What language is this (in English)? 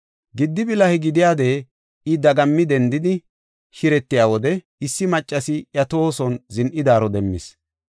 Gofa